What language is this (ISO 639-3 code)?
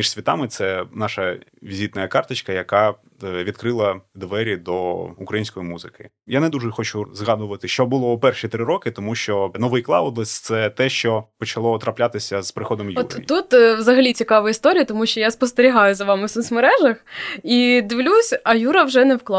ukr